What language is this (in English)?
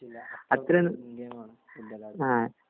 Malayalam